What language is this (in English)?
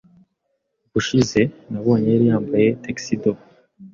Kinyarwanda